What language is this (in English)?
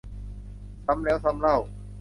Thai